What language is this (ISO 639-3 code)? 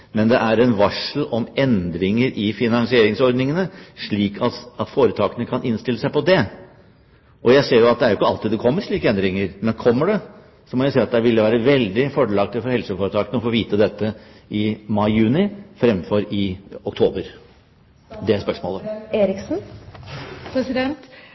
nob